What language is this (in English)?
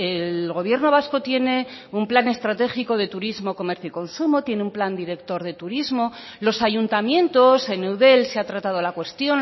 Spanish